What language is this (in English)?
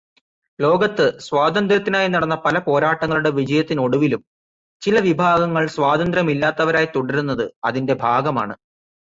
Malayalam